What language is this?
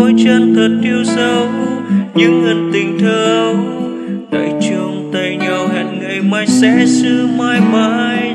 Vietnamese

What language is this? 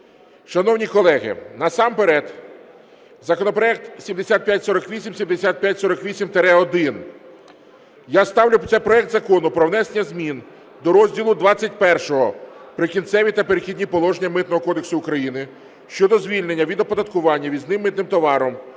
Ukrainian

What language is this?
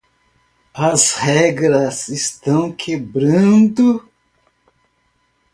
Portuguese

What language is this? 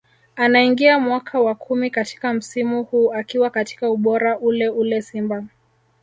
Swahili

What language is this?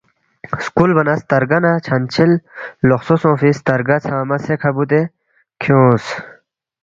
Balti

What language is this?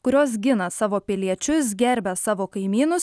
Lithuanian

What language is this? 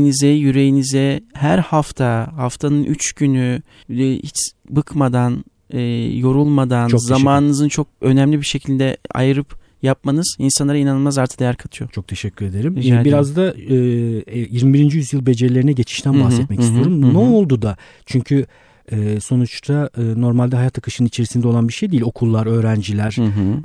Turkish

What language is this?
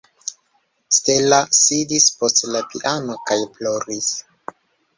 Esperanto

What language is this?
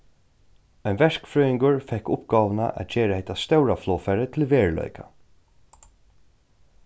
Faroese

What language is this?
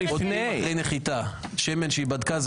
Hebrew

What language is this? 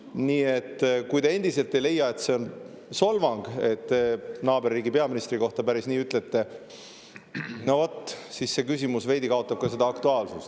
Estonian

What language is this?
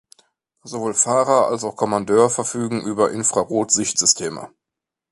German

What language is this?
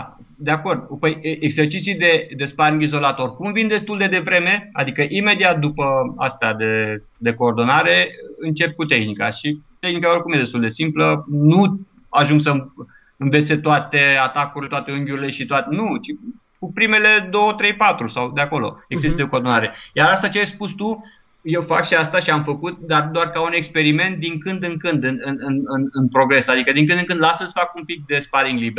Romanian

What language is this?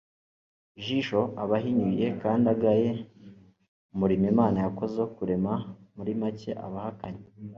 Kinyarwanda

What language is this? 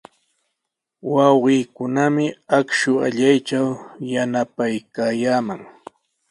Sihuas Ancash Quechua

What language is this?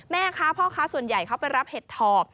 Thai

